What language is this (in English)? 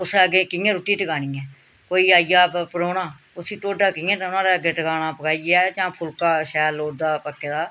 Dogri